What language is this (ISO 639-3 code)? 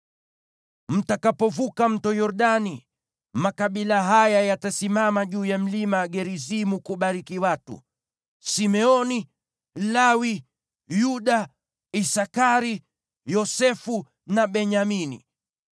swa